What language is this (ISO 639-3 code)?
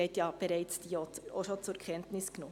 gsw